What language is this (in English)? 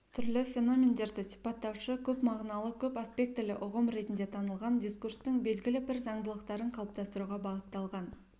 Kazakh